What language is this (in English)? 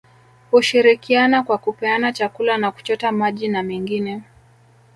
Swahili